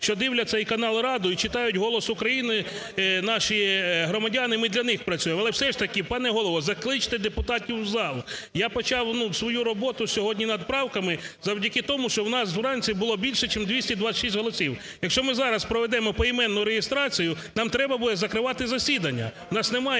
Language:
Ukrainian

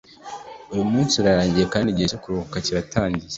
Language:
Kinyarwanda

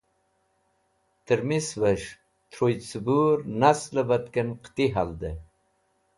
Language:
Wakhi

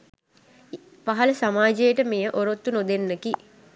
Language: Sinhala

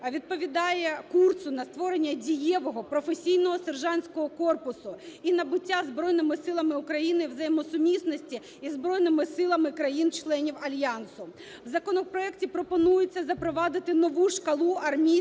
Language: Ukrainian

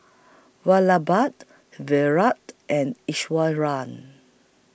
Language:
English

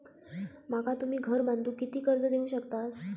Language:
Marathi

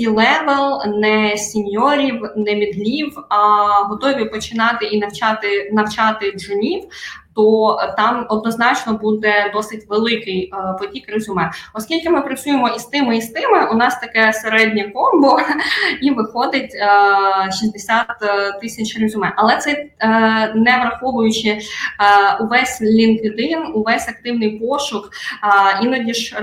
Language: Ukrainian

